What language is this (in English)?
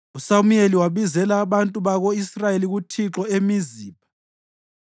North Ndebele